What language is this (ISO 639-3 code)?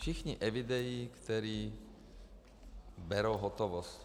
ces